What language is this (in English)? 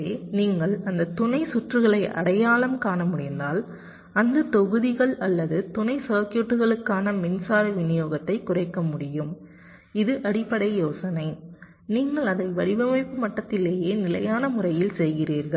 Tamil